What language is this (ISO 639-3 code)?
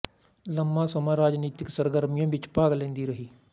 pan